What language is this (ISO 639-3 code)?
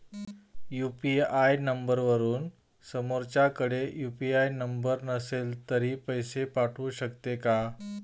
mar